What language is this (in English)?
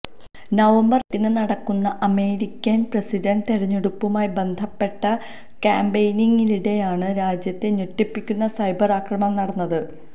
Malayalam